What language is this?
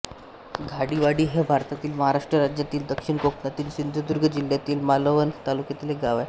Marathi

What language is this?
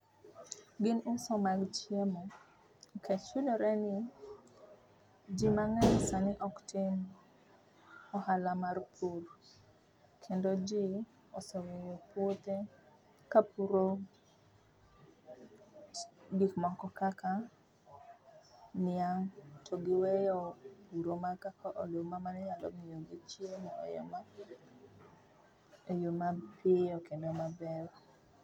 Luo (Kenya and Tanzania)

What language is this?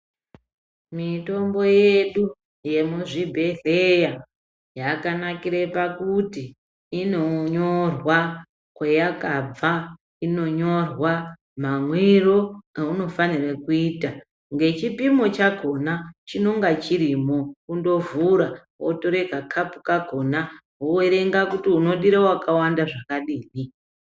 Ndau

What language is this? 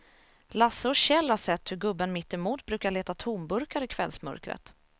Swedish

